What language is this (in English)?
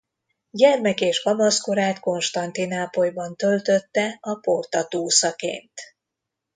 Hungarian